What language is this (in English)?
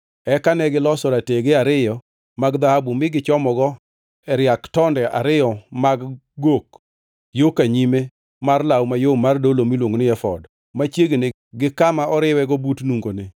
Luo (Kenya and Tanzania)